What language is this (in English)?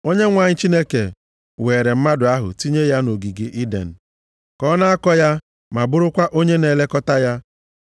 Igbo